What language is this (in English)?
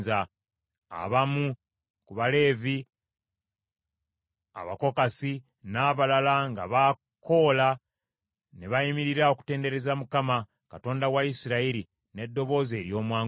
Ganda